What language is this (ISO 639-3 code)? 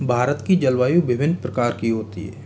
hin